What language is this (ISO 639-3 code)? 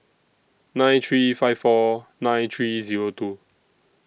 eng